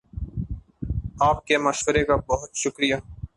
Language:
Urdu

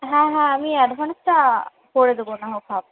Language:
Bangla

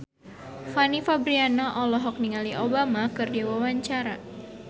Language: Sundanese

